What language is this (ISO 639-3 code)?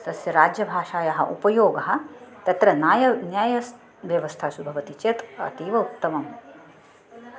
san